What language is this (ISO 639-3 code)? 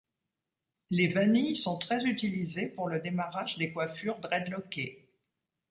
fra